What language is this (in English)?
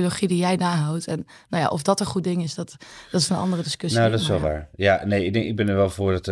Dutch